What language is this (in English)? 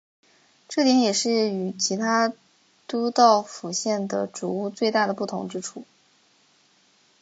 Chinese